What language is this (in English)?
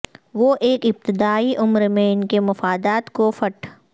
Urdu